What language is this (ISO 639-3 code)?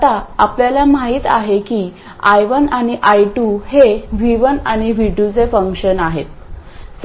mar